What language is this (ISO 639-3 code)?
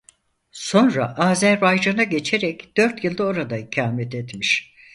tur